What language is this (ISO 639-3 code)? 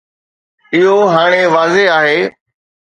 snd